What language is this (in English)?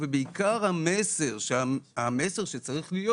Hebrew